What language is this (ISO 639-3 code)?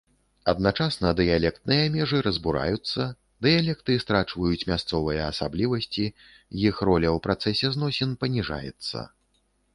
bel